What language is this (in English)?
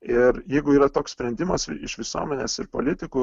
Lithuanian